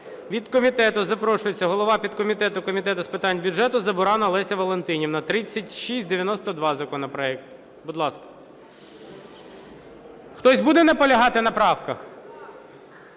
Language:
Ukrainian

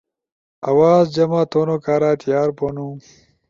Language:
Ushojo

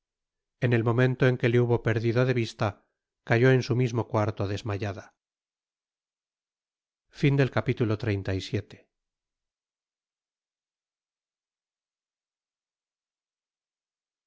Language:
Spanish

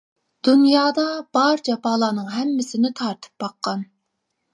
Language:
Uyghur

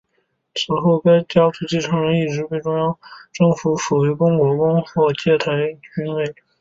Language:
Chinese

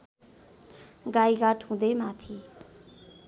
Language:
Nepali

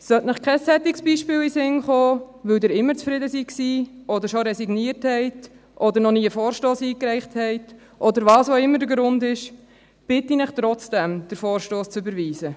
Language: Swiss German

